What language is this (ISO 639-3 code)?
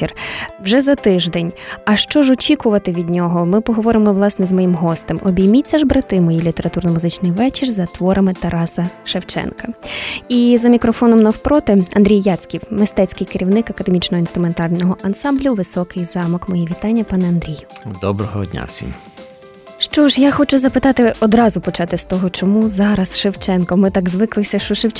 ukr